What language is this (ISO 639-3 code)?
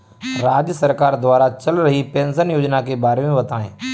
hin